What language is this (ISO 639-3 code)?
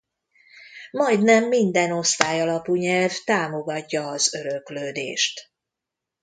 hun